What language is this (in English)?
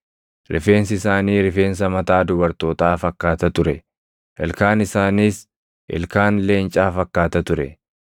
Oromo